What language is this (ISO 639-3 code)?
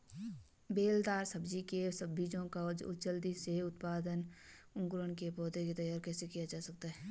hin